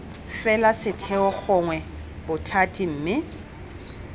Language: Tswana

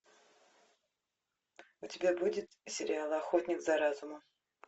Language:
Russian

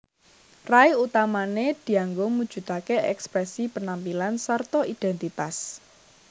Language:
Javanese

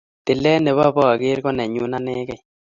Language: Kalenjin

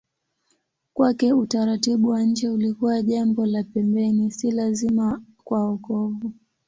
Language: Swahili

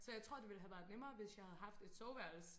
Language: Danish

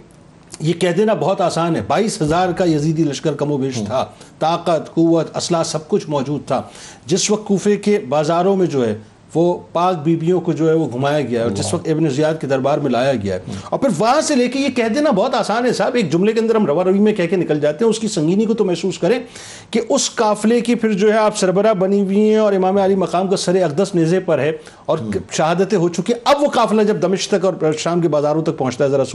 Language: Urdu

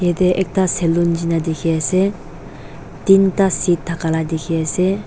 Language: Naga Pidgin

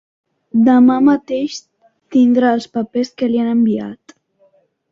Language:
Catalan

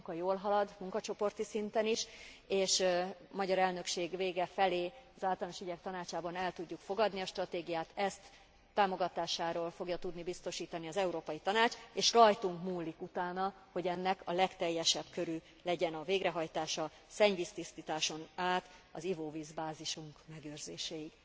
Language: Hungarian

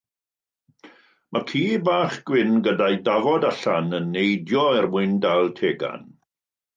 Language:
Welsh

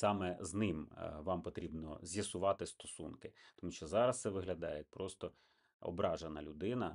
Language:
Ukrainian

